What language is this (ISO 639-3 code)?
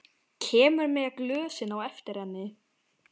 isl